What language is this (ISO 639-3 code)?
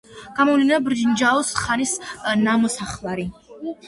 kat